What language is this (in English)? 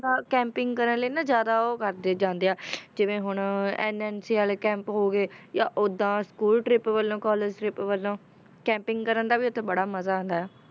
Punjabi